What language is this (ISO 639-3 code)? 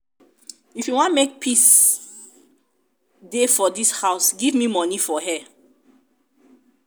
pcm